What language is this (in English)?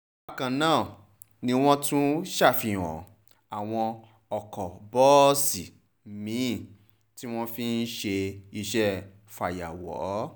Yoruba